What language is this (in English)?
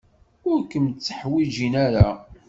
Kabyle